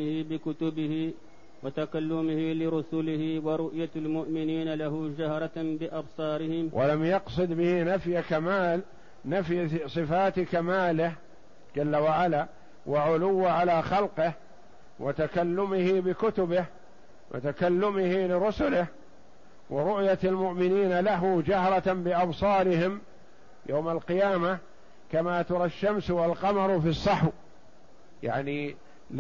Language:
Arabic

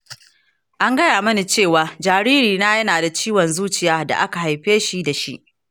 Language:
Hausa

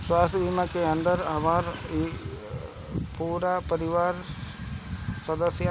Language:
Bhojpuri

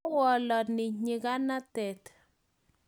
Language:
Kalenjin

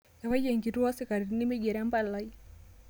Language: Masai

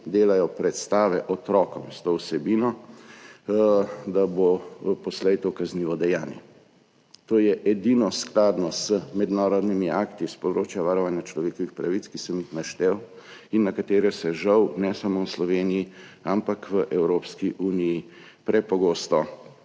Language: Slovenian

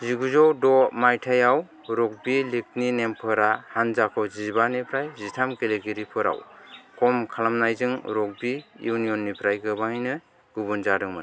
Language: Bodo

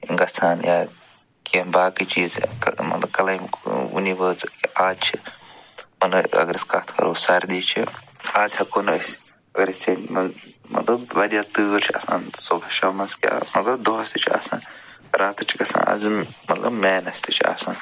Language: Kashmiri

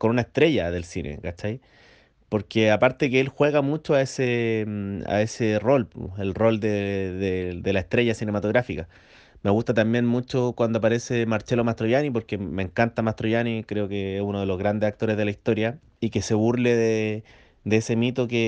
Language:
Spanish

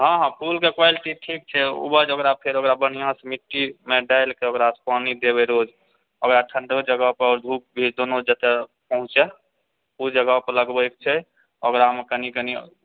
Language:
Maithili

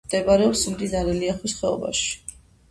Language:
Georgian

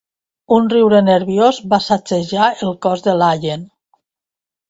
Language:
Catalan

